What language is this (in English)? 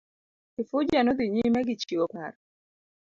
Luo (Kenya and Tanzania)